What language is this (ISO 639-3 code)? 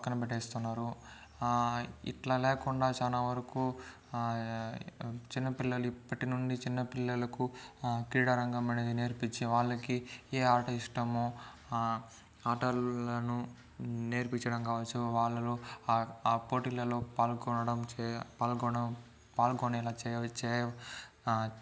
tel